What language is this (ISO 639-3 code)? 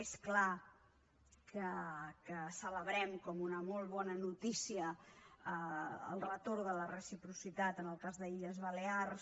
cat